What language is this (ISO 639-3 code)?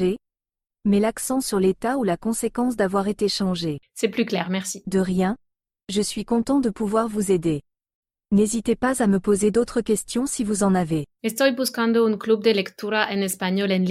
fra